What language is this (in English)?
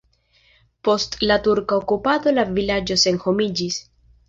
Esperanto